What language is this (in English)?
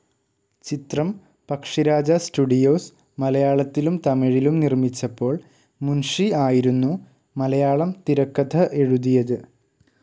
Malayalam